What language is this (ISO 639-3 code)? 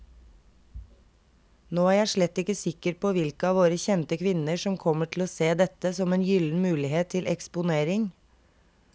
nor